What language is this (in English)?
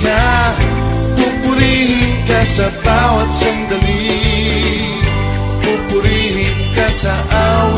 Arabic